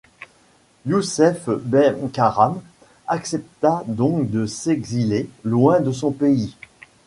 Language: French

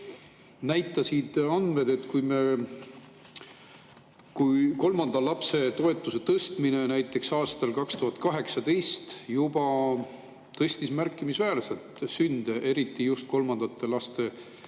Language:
Estonian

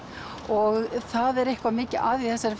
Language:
Icelandic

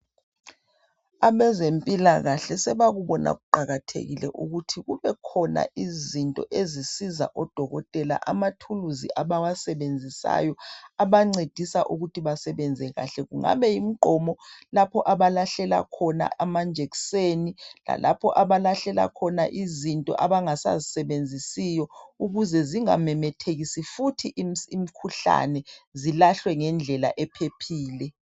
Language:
North Ndebele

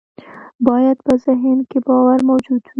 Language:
Pashto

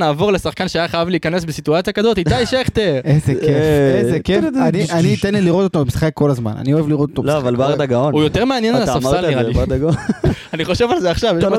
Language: Hebrew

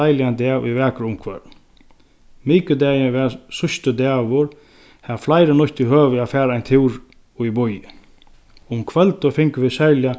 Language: Faroese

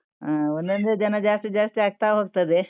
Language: Kannada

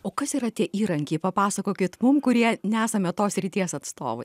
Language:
Lithuanian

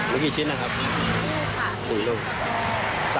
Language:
Thai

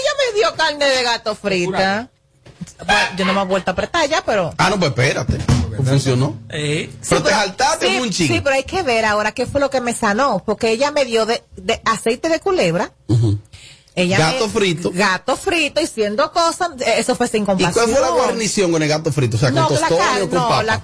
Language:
Spanish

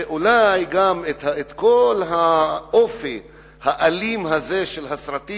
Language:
Hebrew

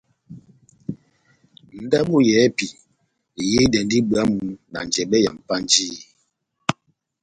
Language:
Batanga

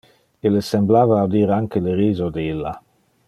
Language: Interlingua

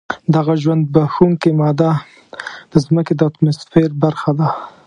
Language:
Pashto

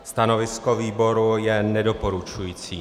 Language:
Czech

